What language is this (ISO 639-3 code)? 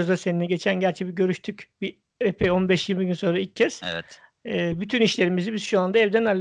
tur